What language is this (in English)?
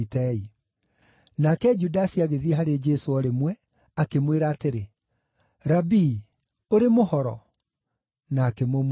Kikuyu